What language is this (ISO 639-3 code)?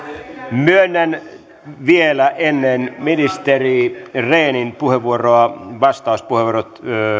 fin